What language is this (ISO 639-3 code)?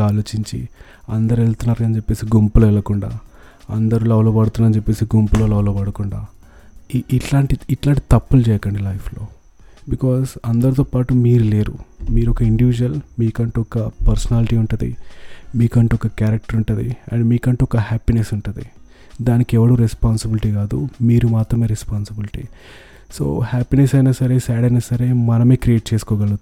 tel